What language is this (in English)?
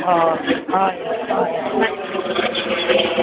Konkani